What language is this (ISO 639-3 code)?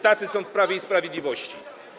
pol